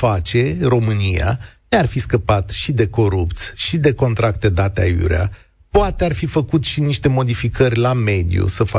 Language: Romanian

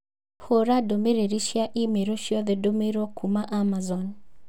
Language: Kikuyu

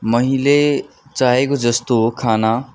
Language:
Nepali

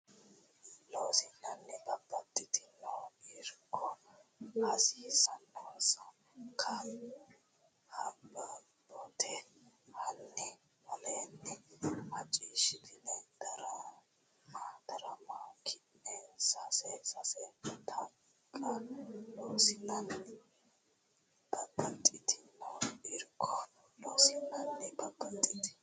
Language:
Sidamo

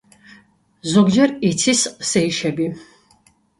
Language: Georgian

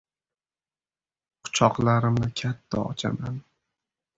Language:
Uzbek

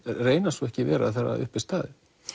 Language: Icelandic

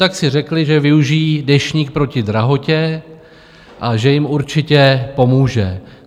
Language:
Czech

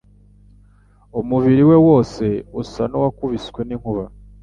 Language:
Kinyarwanda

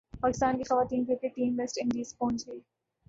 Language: Urdu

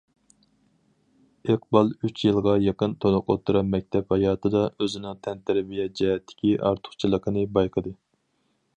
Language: Uyghur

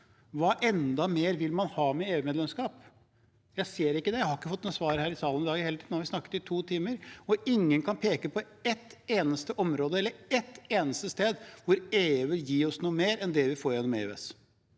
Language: Norwegian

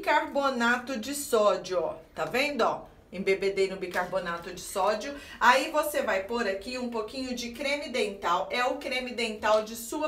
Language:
Portuguese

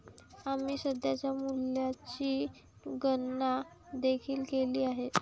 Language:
Marathi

